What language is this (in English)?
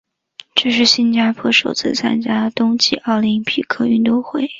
Chinese